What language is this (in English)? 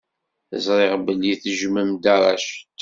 Kabyle